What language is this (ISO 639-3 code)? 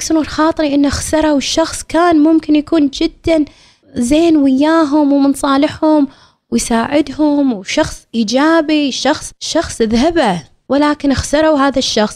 ara